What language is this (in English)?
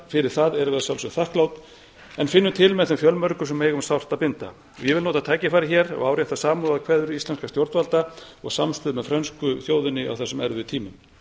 Icelandic